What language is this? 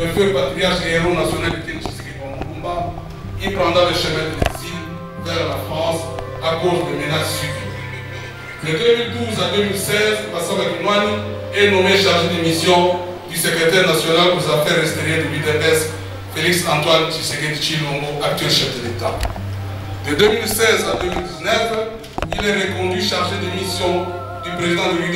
French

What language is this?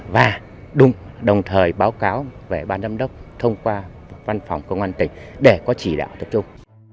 Vietnamese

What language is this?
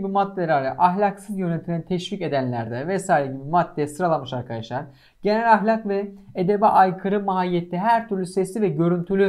Turkish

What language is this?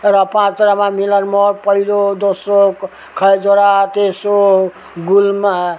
Nepali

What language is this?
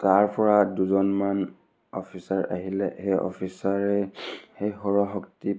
Assamese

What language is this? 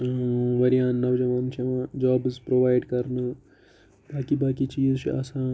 Kashmiri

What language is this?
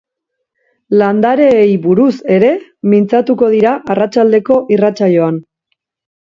Basque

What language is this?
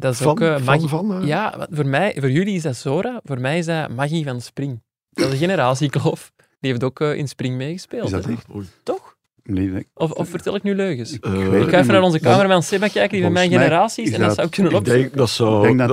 Dutch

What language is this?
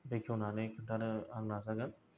Bodo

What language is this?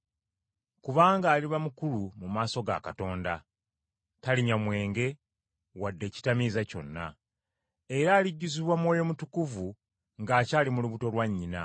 Ganda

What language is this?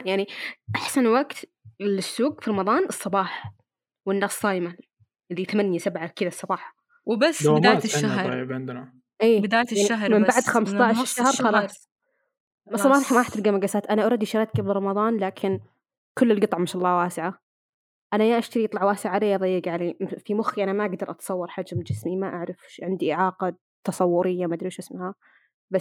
Arabic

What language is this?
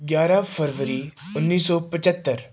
Punjabi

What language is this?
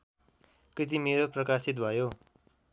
Nepali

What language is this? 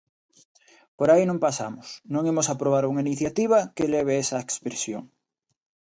Galician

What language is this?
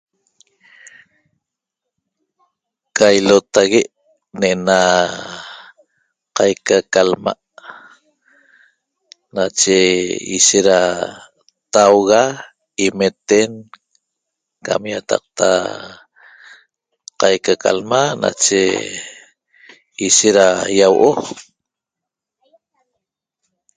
Toba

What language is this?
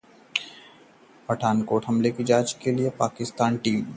Hindi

